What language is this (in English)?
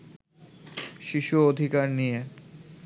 Bangla